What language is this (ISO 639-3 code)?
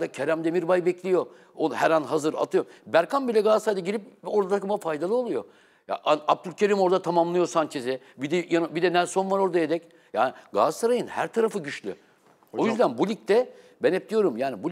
tur